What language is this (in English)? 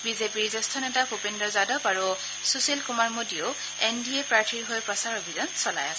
Assamese